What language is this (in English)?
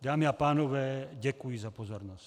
Czech